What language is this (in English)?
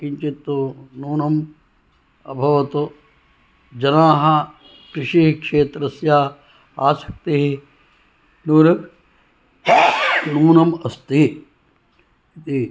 Sanskrit